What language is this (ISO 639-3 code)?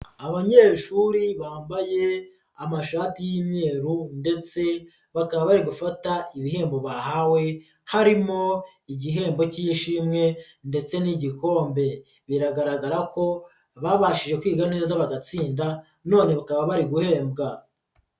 kin